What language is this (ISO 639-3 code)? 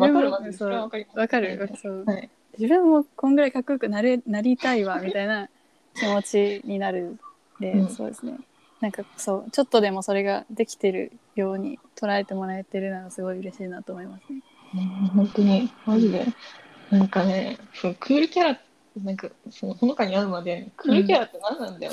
jpn